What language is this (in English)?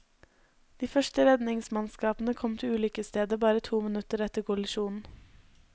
Norwegian